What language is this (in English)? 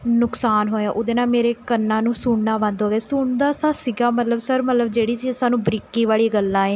Punjabi